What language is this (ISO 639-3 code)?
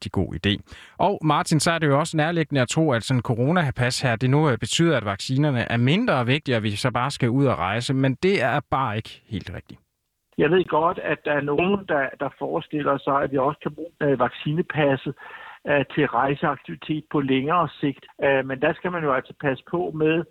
dan